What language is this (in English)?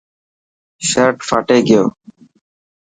Dhatki